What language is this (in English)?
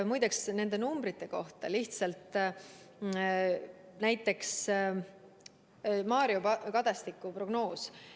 Estonian